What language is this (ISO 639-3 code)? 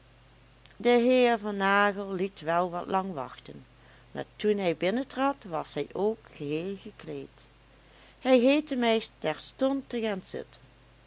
nld